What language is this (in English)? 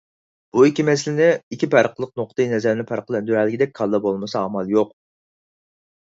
Uyghur